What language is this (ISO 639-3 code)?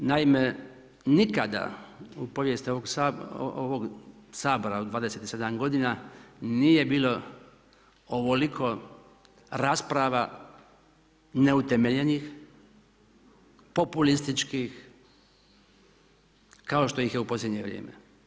hrv